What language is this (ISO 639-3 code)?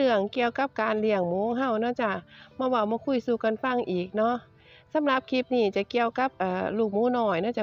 tha